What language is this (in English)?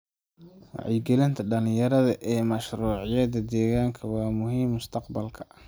Somali